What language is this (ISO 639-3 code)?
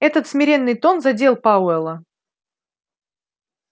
rus